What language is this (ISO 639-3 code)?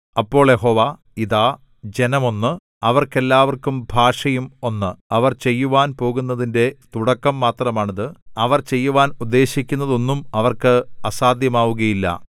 mal